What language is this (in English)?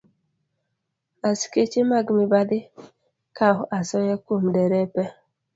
Luo (Kenya and Tanzania)